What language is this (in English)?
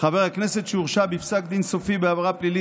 Hebrew